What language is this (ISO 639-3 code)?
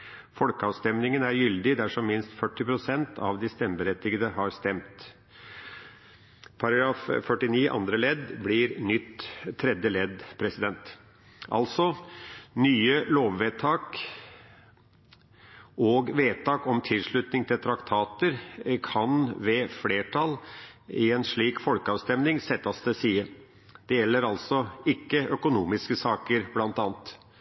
nob